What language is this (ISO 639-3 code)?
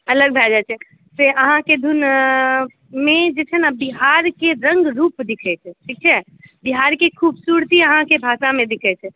mai